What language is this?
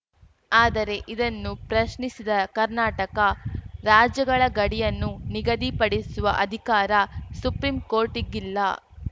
Kannada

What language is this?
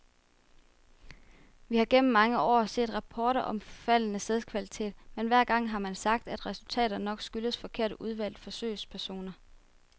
Danish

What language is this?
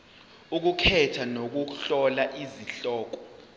Zulu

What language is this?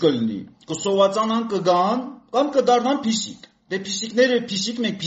Romanian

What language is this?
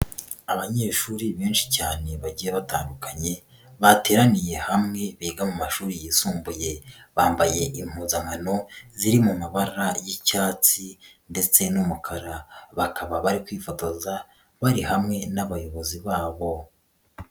Kinyarwanda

